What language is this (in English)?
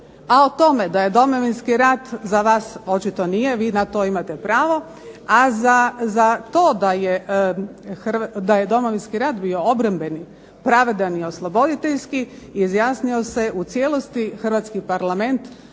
Croatian